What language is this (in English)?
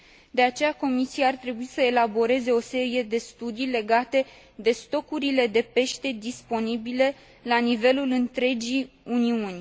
Romanian